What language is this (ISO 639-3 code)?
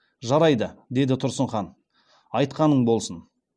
kaz